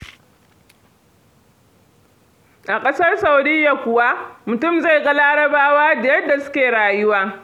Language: Hausa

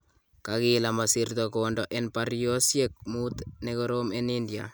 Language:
Kalenjin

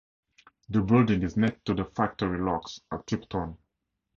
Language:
English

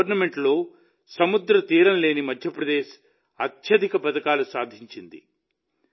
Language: Telugu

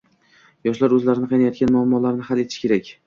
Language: Uzbek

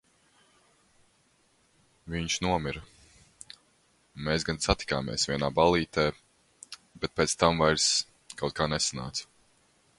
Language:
Latvian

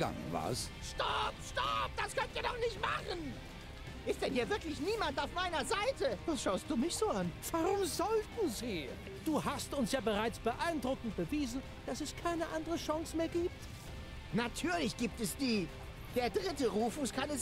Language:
German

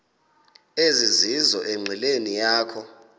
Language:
Xhosa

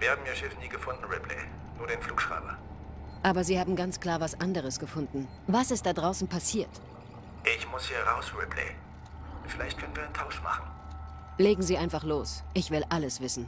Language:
German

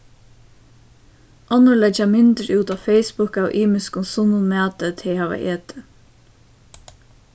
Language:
Faroese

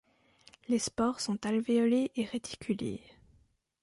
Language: French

